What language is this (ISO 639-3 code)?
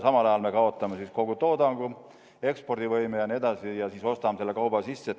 est